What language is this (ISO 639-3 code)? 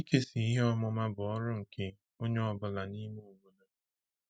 ibo